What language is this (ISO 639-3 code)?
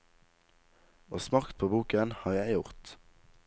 nor